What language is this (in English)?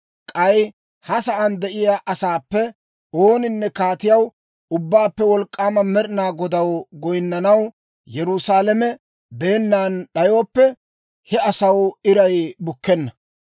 Dawro